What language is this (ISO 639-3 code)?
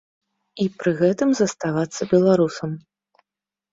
bel